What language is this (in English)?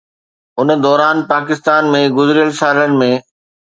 Sindhi